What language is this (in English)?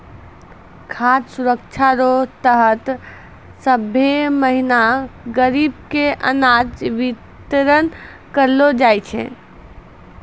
Maithili